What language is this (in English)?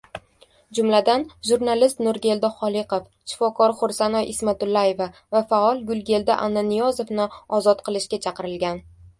Uzbek